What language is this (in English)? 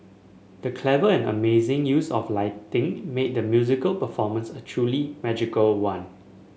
English